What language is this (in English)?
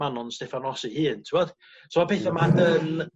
Welsh